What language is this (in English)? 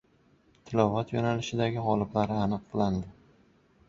Uzbek